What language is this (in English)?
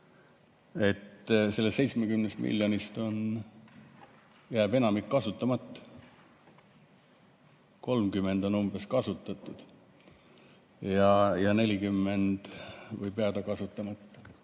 Estonian